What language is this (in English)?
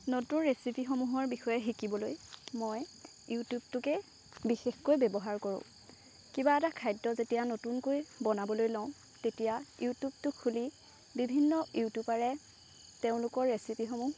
Assamese